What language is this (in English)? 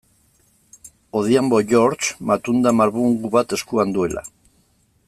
Basque